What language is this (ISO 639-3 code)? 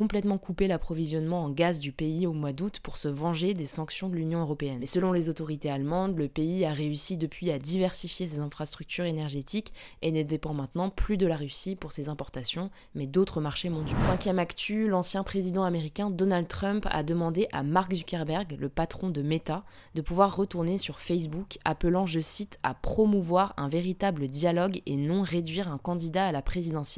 fra